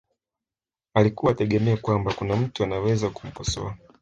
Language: Swahili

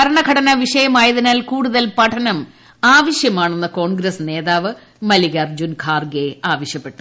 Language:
Malayalam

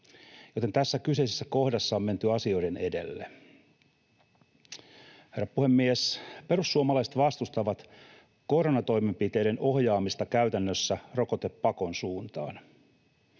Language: Finnish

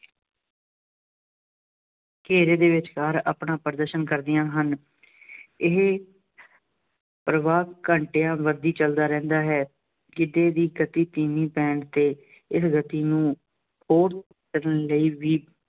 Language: Punjabi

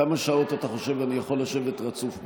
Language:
Hebrew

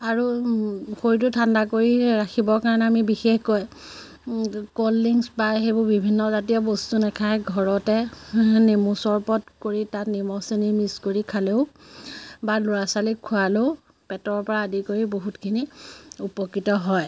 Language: Assamese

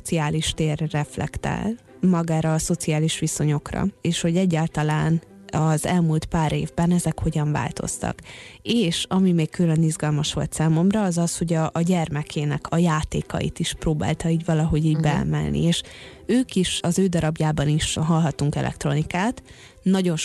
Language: Hungarian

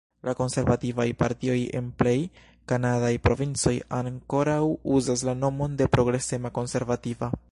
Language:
Esperanto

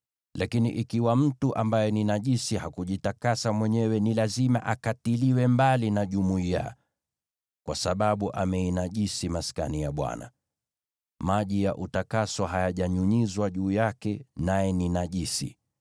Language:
Swahili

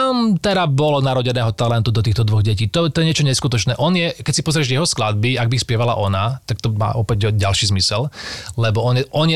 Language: Slovak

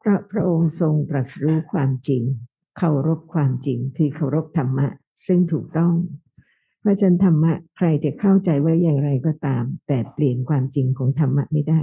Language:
Thai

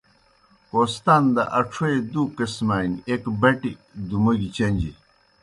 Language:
Kohistani Shina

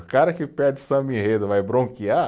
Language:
Portuguese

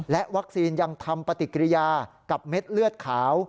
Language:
Thai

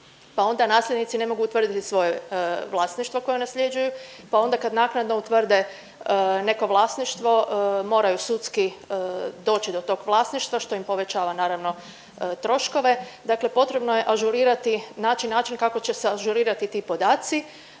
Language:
Croatian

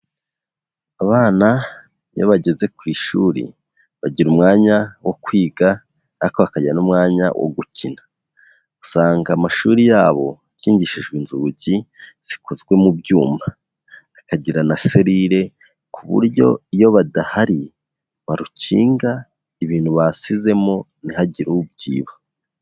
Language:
Kinyarwanda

